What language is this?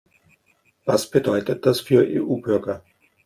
German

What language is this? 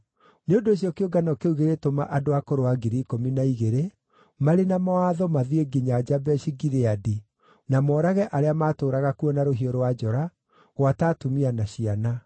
Kikuyu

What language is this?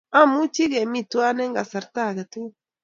Kalenjin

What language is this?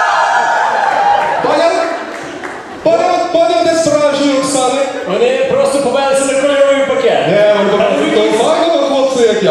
Ukrainian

